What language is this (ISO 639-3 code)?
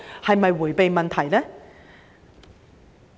yue